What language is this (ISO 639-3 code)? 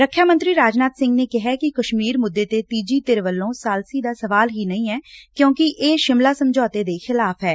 pan